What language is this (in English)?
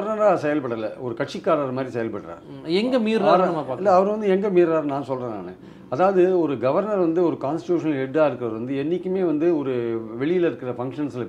Tamil